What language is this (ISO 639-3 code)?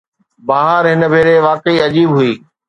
snd